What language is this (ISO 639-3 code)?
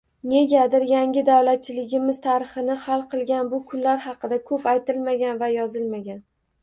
uzb